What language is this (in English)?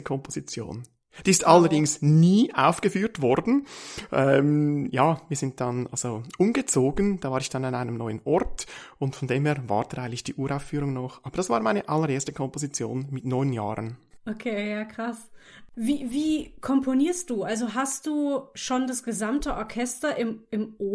German